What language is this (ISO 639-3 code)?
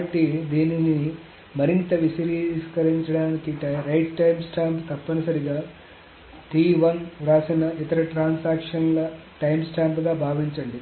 tel